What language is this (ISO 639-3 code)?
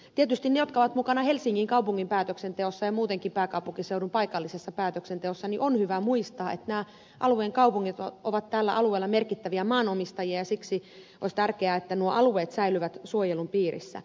fin